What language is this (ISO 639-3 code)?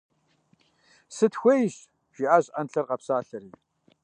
kbd